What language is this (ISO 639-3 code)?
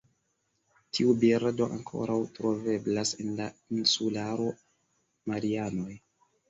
epo